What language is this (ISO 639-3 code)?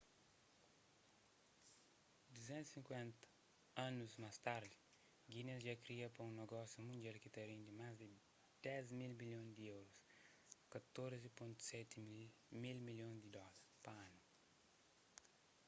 kea